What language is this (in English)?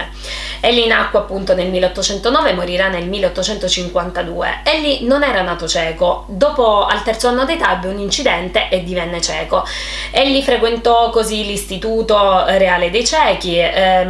Italian